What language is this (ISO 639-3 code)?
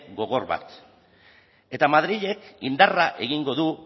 eus